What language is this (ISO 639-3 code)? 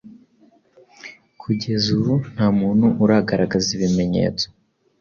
kin